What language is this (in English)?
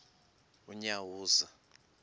Xhosa